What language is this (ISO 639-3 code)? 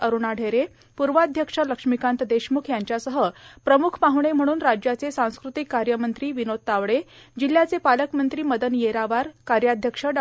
mar